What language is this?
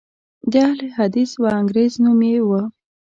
Pashto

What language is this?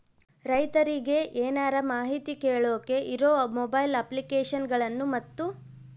Kannada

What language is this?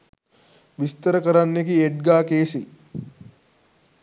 Sinhala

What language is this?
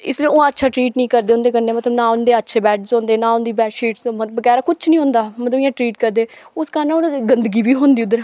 Dogri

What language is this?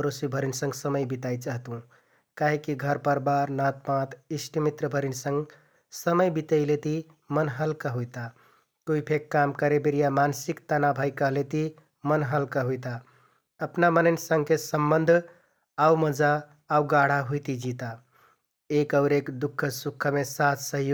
Kathoriya Tharu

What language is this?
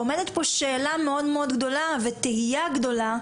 Hebrew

